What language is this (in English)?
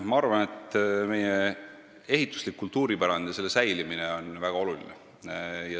Estonian